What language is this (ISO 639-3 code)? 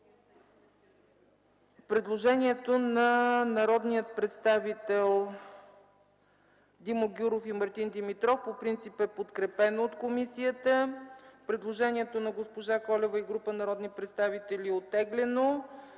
bul